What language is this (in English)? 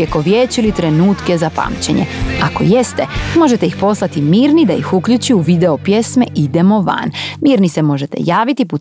Croatian